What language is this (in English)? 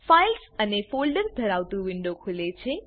Gujarati